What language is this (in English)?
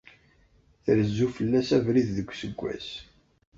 Kabyle